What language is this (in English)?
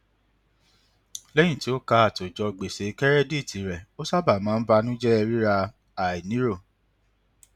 Yoruba